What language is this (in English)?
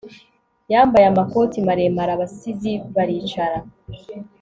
Kinyarwanda